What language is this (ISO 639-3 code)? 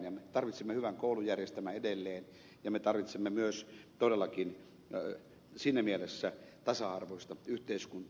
fin